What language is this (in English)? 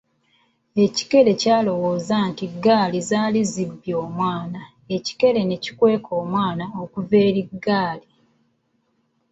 Ganda